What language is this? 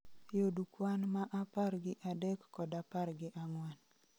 Luo (Kenya and Tanzania)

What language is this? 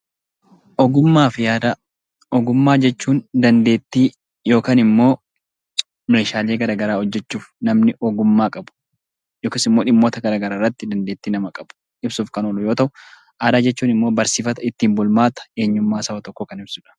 Oromo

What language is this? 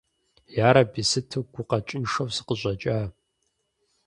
Kabardian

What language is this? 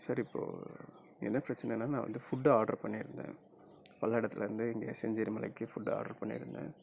Tamil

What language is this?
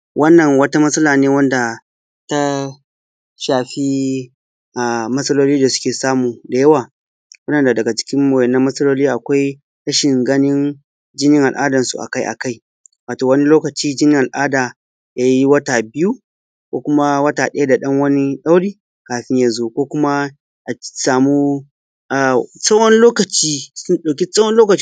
Hausa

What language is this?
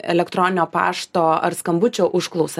Lithuanian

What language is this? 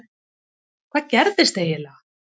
Icelandic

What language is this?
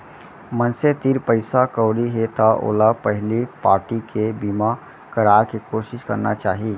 Chhattisgarhi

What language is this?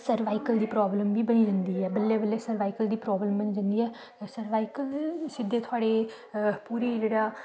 Dogri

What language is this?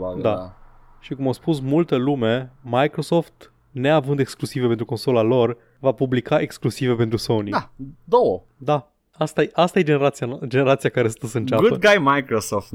Romanian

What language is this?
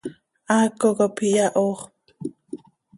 Seri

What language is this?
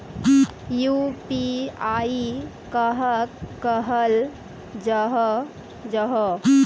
Magahi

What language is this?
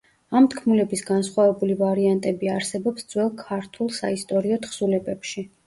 Georgian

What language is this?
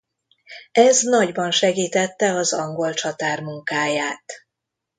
Hungarian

